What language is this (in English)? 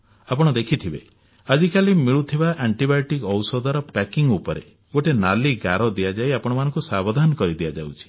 Odia